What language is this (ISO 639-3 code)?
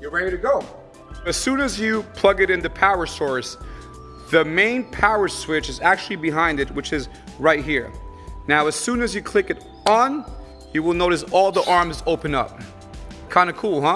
eng